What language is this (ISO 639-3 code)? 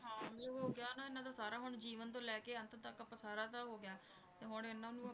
pan